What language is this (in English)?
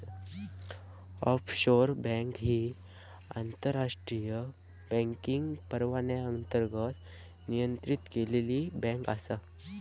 Marathi